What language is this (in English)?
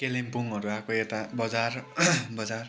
Nepali